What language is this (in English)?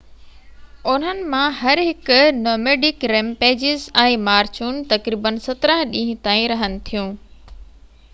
Sindhi